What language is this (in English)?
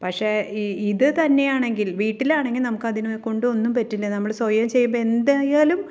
Malayalam